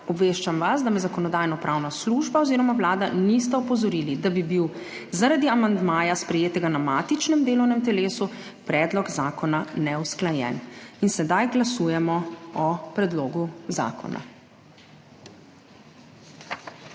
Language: Slovenian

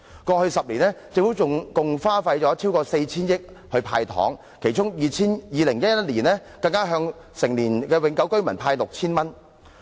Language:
Cantonese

